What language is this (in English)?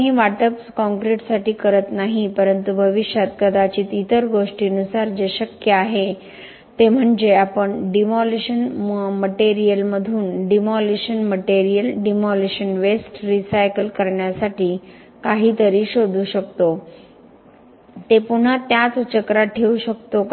Marathi